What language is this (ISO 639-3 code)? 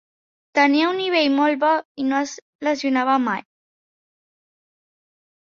cat